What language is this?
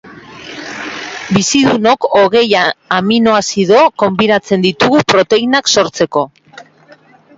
Basque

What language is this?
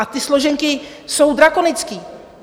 Czech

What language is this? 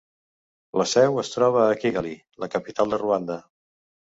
Catalan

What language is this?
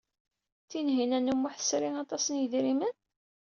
Kabyle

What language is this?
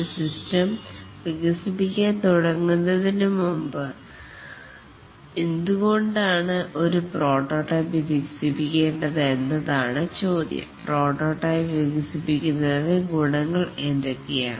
Malayalam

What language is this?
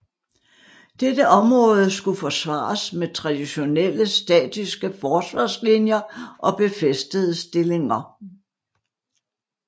Danish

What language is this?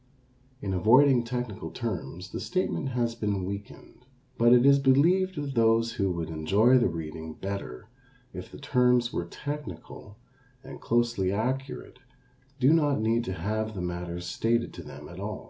English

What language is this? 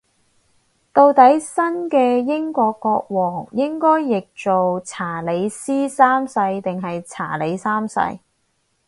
Cantonese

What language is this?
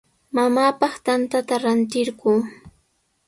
Sihuas Ancash Quechua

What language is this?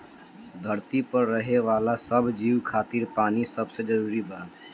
Bhojpuri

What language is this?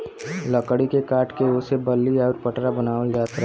Bhojpuri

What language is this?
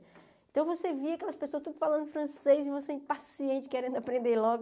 Portuguese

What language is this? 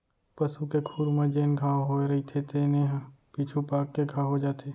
Chhattisgarhi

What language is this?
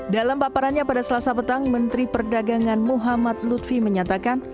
Indonesian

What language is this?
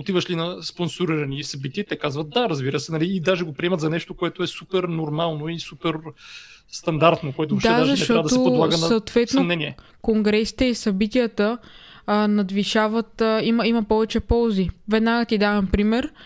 Bulgarian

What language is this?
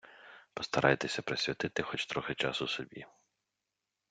Ukrainian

